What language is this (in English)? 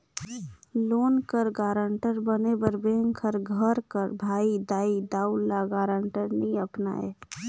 Chhattisgarhi